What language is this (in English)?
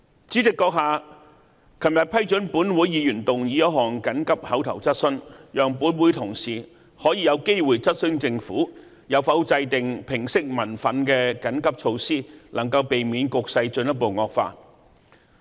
Cantonese